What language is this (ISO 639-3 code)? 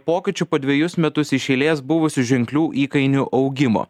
lit